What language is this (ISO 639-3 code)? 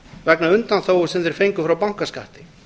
isl